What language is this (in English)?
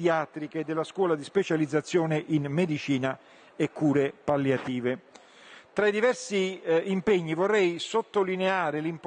Italian